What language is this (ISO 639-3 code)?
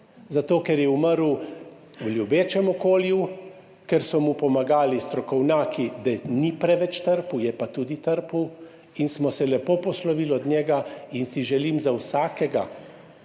slv